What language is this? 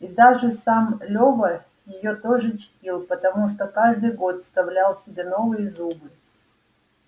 Russian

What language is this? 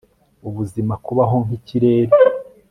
Kinyarwanda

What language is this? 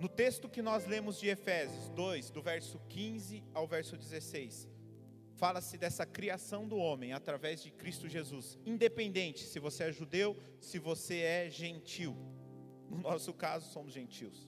Portuguese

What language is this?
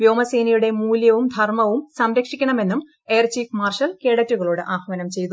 Malayalam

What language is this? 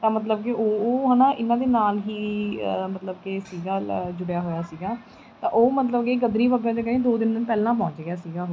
Punjabi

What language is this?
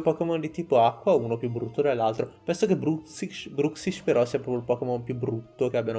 Italian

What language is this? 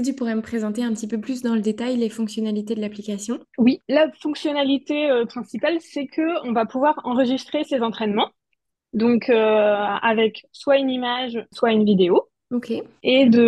French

